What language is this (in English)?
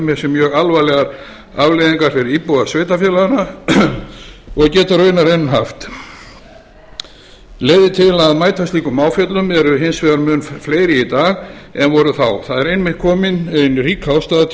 Icelandic